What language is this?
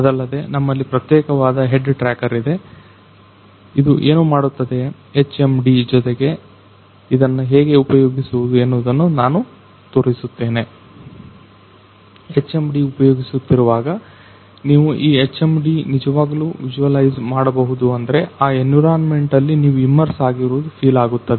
Kannada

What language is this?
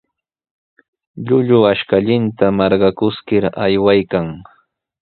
Sihuas Ancash Quechua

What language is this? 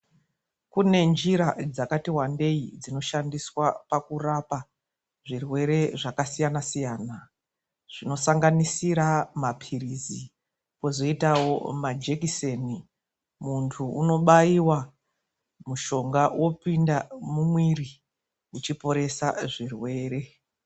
Ndau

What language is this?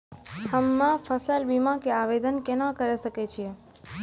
Maithili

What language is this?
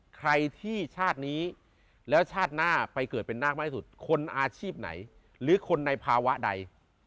Thai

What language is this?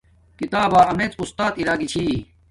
Domaaki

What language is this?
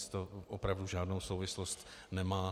Czech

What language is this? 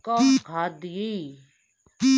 Bhojpuri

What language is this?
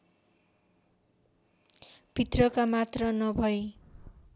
Nepali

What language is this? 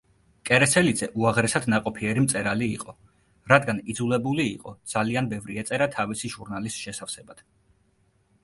Georgian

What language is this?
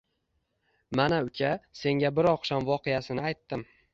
Uzbek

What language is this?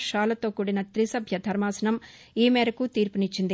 Telugu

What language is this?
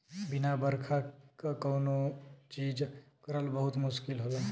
Bhojpuri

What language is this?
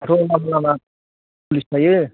Bodo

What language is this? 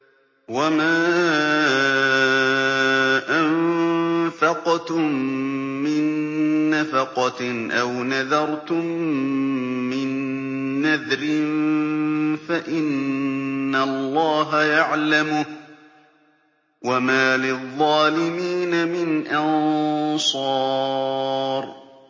Arabic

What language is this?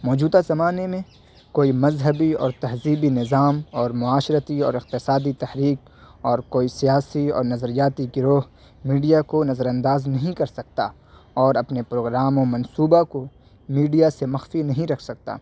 Urdu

